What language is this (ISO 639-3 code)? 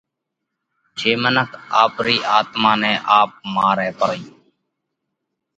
kvx